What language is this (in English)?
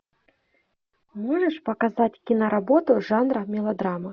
Russian